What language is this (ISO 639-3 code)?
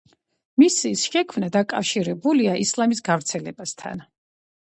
kat